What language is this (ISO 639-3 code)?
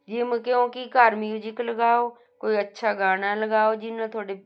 pan